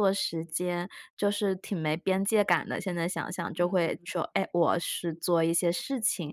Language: Chinese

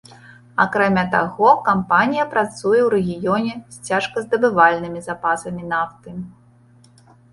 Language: Belarusian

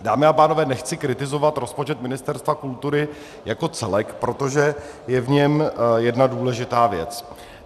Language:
Czech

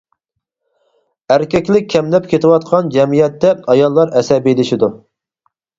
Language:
Uyghur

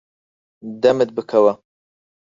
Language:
Central Kurdish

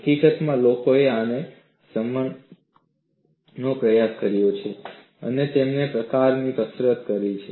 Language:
Gujarati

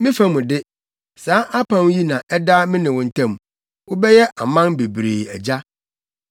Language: Akan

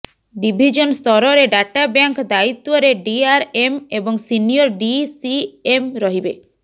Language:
Odia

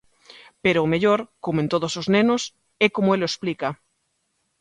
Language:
Galician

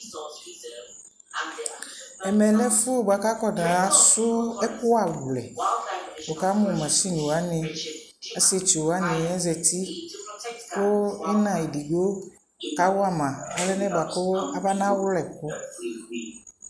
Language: Ikposo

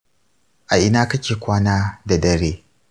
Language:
Hausa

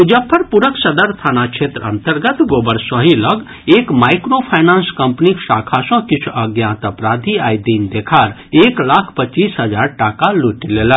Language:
Maithili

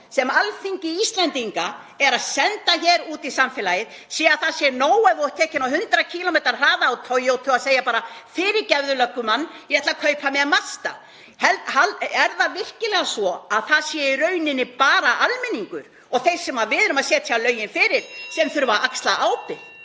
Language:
Icelandic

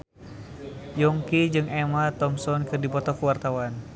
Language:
Sundanese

